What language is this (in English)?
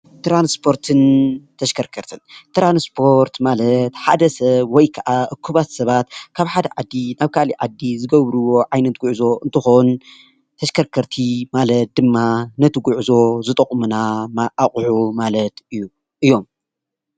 Tigrinya